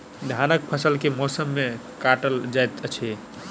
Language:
Maithili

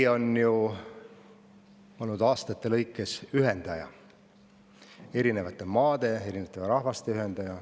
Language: Estonian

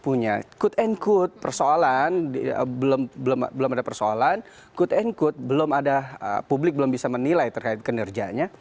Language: Indonesian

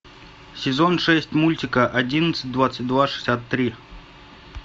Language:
Russian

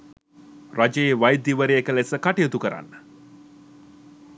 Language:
Sinhala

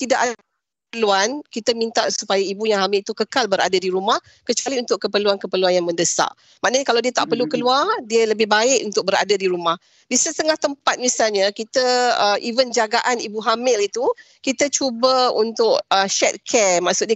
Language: Malay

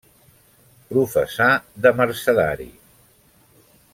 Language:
Catalan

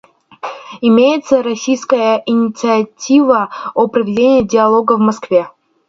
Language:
Russian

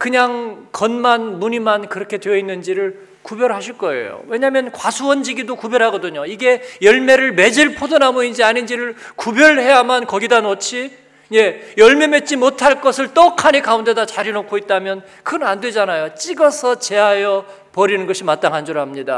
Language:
Korean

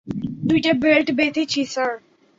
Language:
Bangla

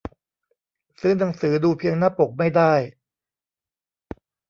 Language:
Thai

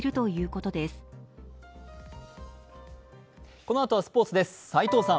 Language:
Japanese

